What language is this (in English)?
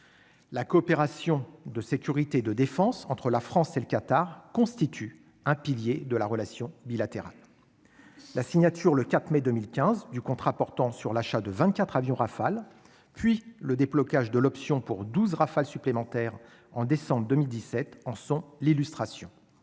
French